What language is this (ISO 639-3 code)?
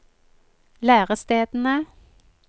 nor